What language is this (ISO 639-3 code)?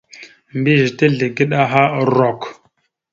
mxu